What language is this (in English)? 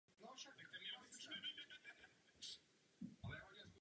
Czech